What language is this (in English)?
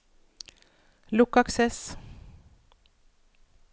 Norwegian